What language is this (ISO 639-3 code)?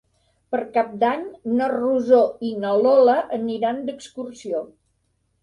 cat